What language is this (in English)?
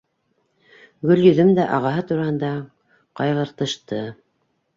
Bashkir